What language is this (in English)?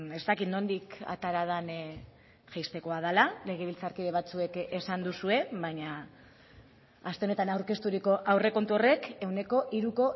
Basque